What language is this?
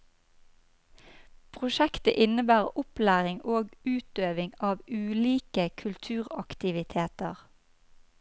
Norwegian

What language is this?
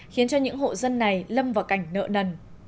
Vietnamese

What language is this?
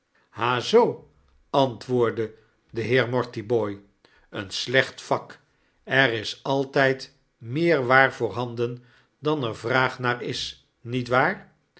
Dutch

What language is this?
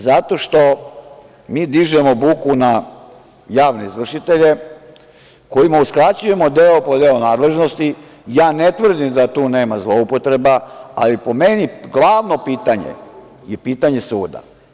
Serbian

